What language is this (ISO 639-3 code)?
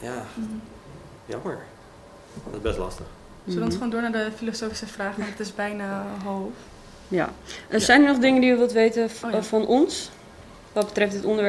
nld